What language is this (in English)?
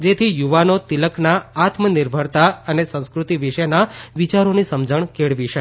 Gujarati